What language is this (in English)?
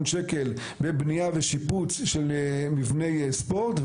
Hebrew